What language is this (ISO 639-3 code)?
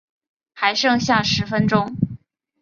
zho